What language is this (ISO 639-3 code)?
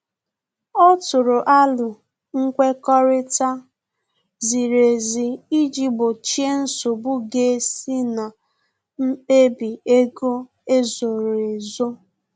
ibo